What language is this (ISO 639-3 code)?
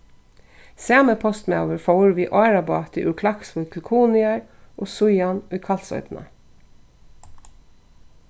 fao